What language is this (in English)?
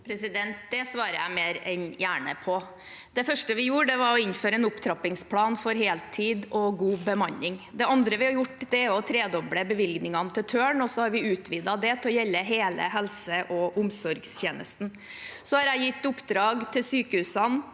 Norwegian